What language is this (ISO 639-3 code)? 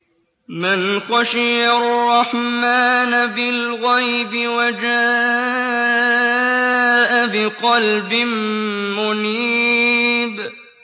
ara